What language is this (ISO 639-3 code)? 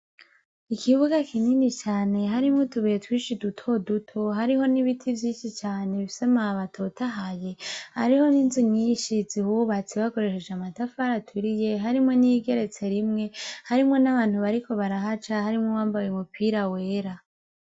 run